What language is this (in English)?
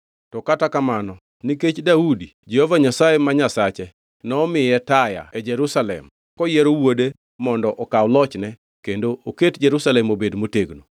Luo (Kenya and Tanzania)